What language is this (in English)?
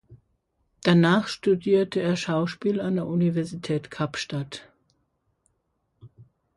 German